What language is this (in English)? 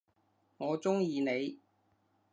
Cantonese